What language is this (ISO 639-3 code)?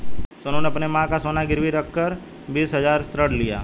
hin